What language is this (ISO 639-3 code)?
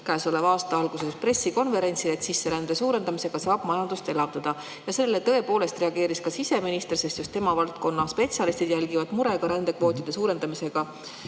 est